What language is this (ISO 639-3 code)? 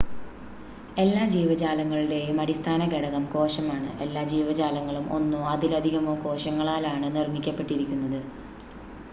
mal